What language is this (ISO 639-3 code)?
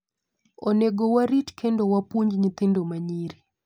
luo